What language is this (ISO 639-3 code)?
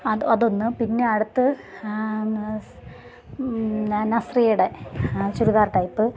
mal